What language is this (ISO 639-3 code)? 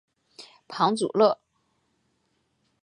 zho